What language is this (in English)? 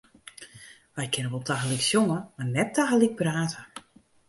Western Frisian